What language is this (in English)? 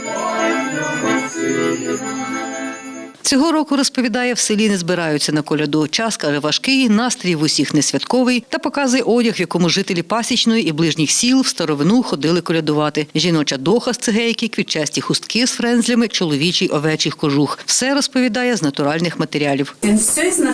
Ukrainian